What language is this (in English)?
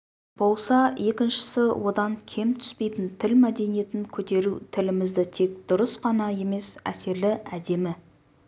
Kazakh